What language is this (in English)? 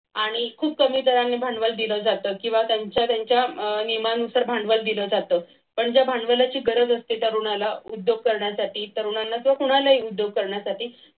Marathi